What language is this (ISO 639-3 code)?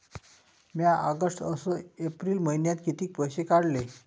mar